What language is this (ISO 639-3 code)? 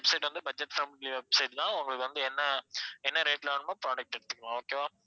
tam